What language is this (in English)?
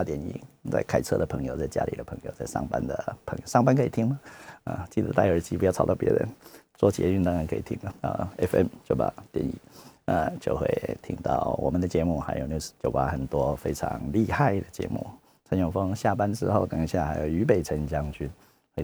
Chinese